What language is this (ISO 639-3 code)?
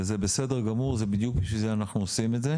heb